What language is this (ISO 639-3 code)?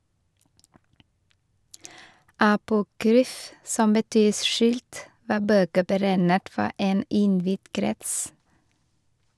nor